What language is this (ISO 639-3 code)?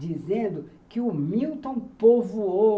por